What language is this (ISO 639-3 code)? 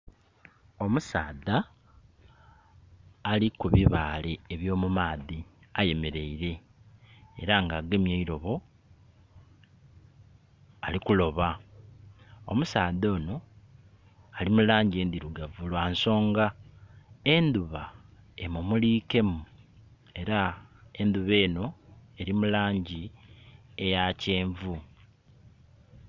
xog